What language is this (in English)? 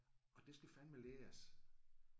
Danish